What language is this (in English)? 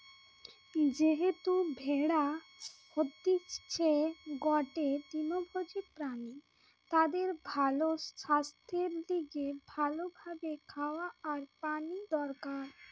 Bangla